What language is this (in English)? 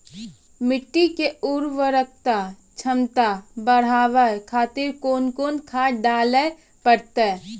Maithili